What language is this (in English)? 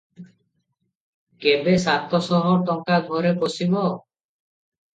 Odia